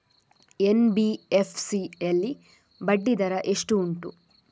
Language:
Kannada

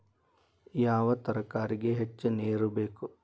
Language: Kannada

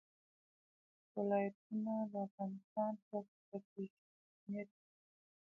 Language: Pashto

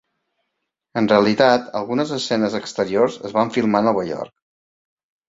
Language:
Catalan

